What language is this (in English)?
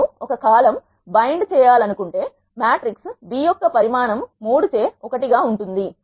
Telugu